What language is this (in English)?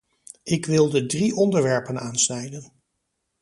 Dutch